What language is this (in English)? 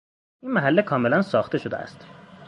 Persian